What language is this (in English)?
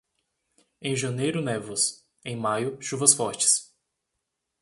Portuguese